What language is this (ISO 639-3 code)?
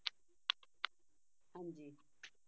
pan